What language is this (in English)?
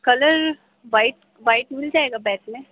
Urdu